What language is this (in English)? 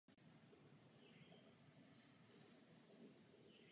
Czech